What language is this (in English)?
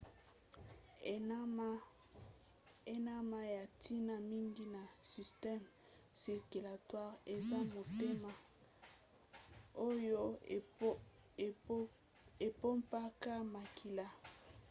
Lingala